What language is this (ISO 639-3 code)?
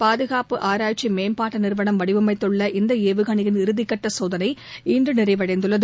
tam